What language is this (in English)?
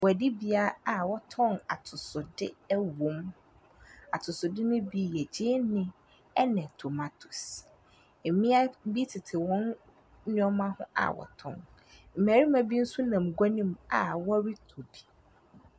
Akan